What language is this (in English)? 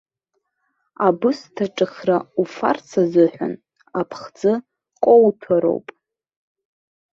Abkhazian